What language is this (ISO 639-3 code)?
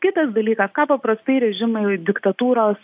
lit